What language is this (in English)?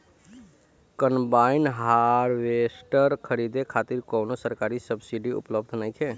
Bhojpuri